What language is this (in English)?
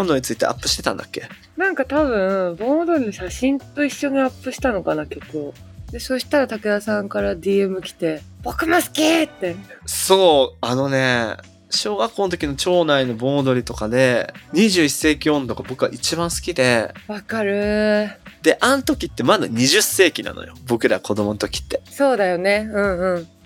Japanese